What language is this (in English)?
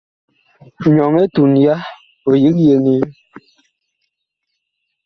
Bakoko